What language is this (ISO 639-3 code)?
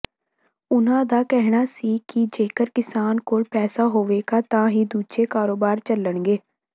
pan